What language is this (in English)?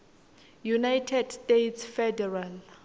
Swati